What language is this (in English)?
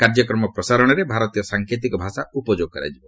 Odia